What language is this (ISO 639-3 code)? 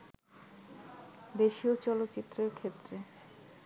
ben